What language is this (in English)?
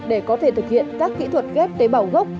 Vietnamese